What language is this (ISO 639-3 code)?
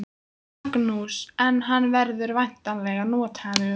isl